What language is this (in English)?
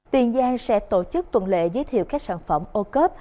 Vietnamese